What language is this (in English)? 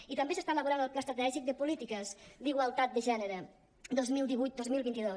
Catalan